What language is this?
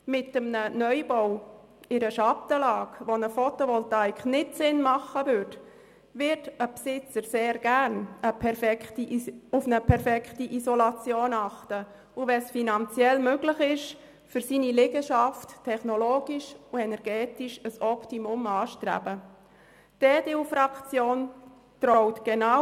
Swiss German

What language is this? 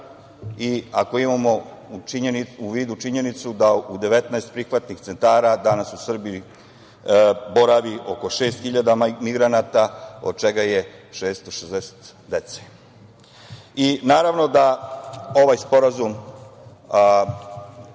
Serbian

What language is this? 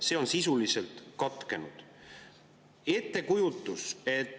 Estonian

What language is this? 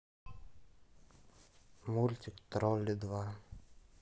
Russian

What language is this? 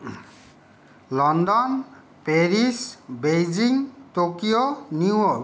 Assamese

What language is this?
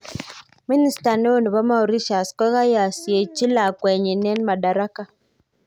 Kalenjin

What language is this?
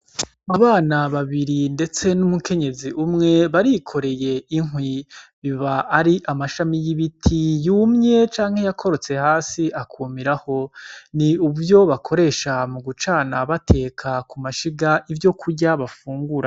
Rundi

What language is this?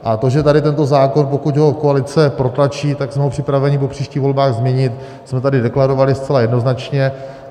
Czech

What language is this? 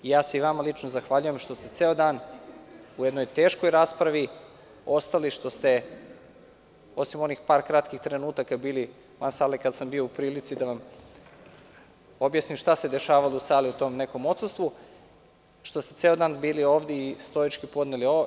Serbian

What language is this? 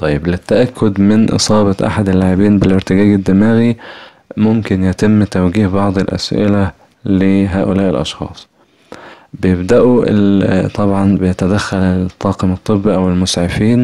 Arabic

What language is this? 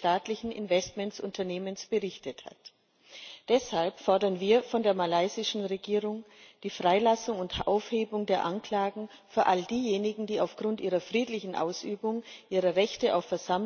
German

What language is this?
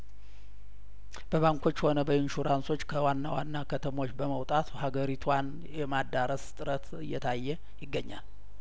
Amharic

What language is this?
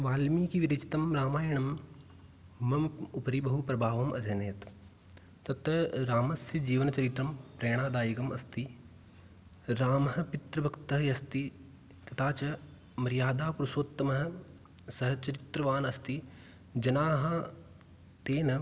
Sanskrit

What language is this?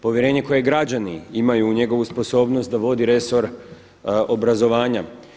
Croatian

